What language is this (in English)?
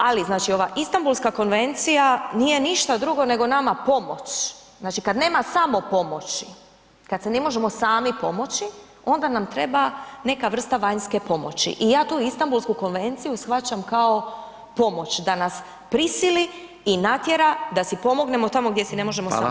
Croatian